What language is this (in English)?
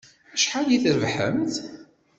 Kabyle